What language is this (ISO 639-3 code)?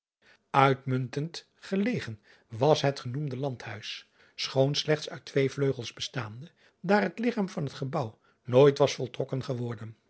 nld